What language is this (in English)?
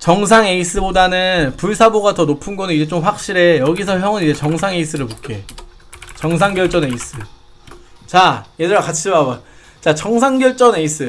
Korean